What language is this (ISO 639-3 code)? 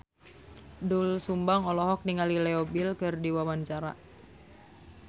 sun